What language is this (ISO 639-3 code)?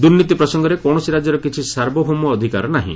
ori